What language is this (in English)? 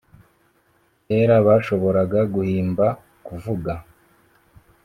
Kinyarwanda